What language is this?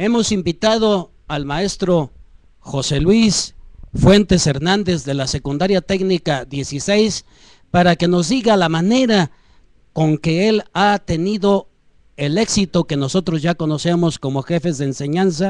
Spanish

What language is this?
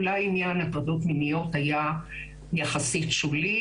Hebrew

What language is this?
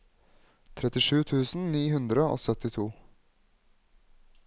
Norwegian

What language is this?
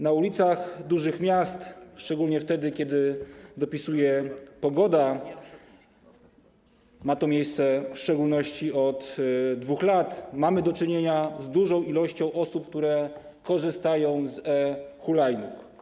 Polish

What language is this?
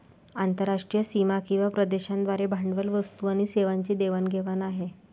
Marathi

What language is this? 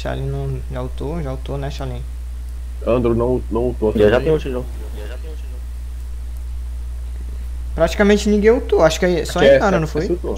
Portuguese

